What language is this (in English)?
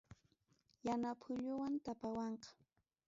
Ayacucho Quechua